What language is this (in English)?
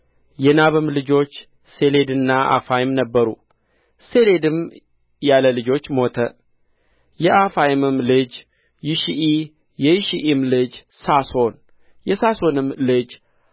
Amharic